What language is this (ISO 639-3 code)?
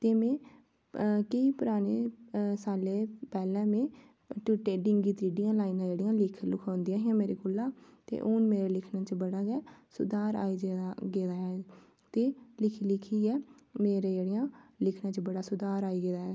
doi